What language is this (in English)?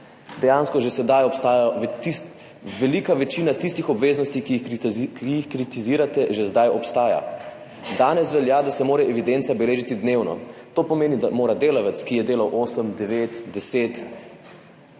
Slovenian